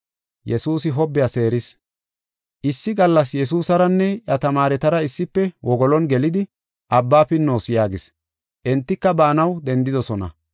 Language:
Gofa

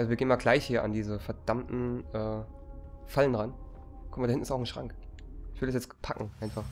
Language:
German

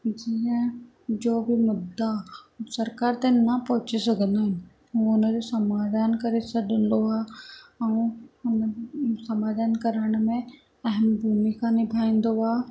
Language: Sindhi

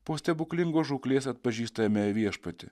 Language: Lithuanian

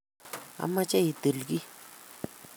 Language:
Kalenjin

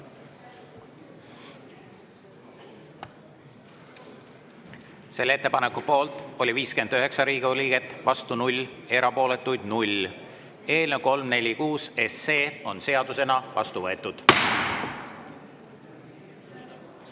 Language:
Estonian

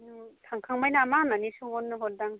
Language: Bodo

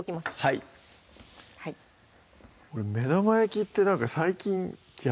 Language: Japanese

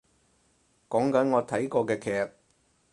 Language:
Cantonese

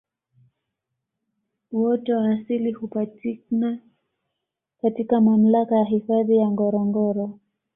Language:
Swahili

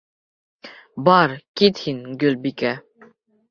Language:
Bashkir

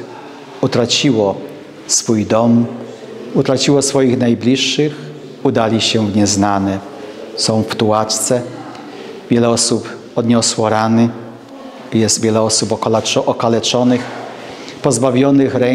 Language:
Polish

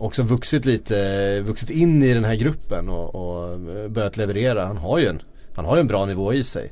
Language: Swedish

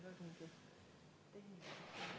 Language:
Estonian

